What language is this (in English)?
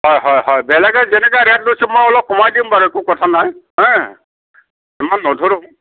Assamese